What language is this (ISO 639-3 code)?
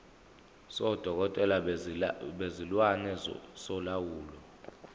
zul